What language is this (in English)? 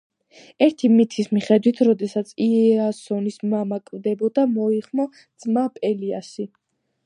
Georgian